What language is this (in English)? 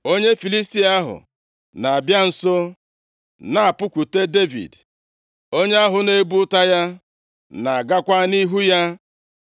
Igbo